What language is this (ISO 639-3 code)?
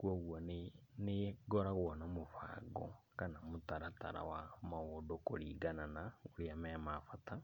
kik